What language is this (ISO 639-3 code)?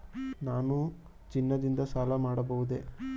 kan